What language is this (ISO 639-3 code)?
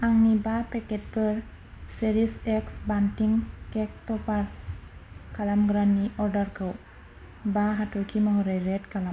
brx